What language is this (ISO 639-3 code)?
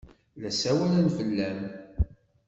kab